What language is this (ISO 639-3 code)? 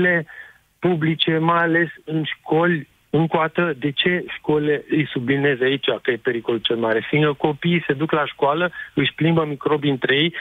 ron